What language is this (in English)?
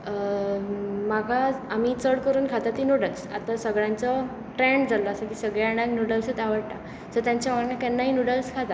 Konkani